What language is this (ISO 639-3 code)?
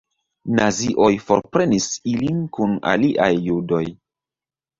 epo